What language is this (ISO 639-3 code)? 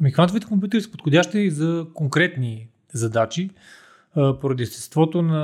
bul